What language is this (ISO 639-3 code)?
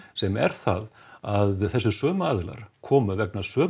isl